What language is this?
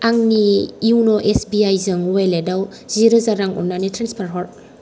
Bodo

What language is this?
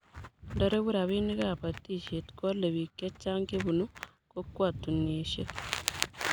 Kalenjin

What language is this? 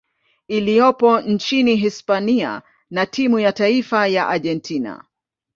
Swahili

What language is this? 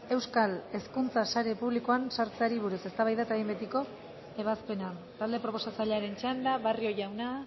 Basque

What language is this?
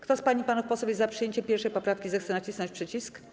Polish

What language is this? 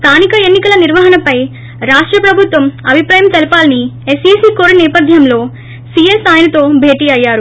Telugu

